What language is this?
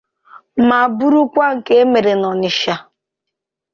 Igbo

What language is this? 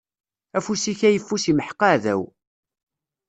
Kabyle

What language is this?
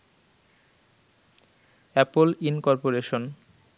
Bangla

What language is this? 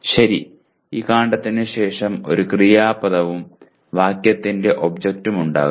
Malayalam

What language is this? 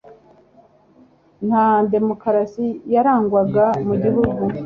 Kinyarwanda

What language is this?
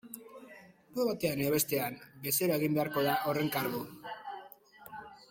Basque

